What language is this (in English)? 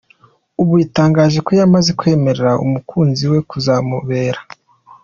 Kinyarwanda